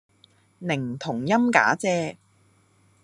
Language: Cantonese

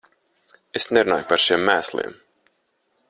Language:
Latvian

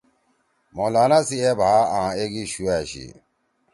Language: Torwali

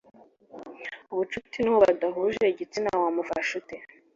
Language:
Kinyarwanda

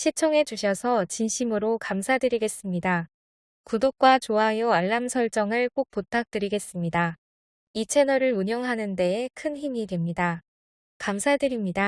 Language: Korean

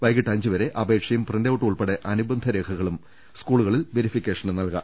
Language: Malayalam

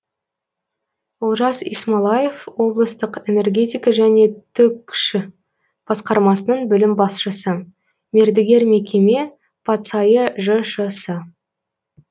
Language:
Kazakh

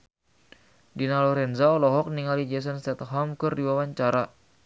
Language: Sundanese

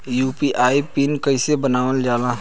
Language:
Bhojpuri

